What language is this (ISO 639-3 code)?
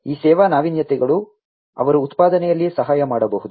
kan